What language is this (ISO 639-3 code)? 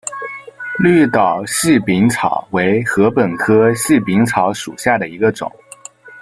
zho